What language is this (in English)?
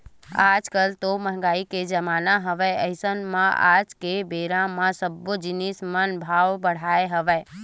Chhattisgarhi